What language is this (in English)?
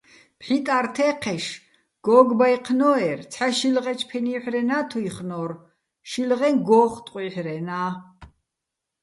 Bats